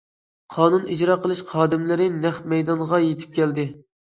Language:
Uyghur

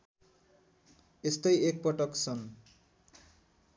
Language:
Nepali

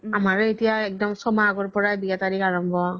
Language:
Assamese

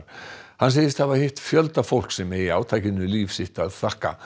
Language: Icelandic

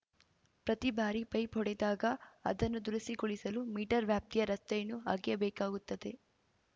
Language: Kannada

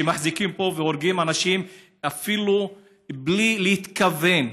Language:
Hebrew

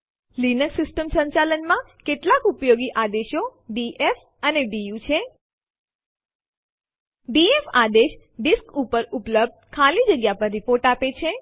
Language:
Gujarati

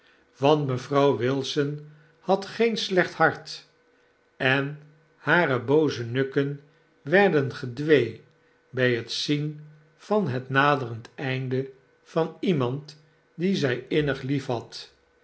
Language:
Dutch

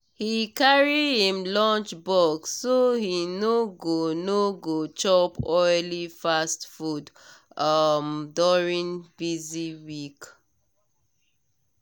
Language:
Nigerian Pidgin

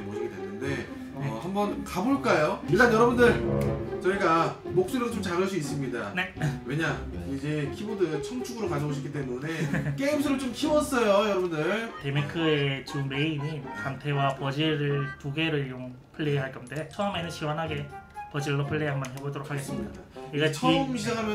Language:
Korean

